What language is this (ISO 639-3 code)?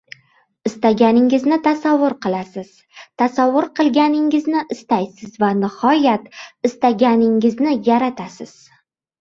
uzb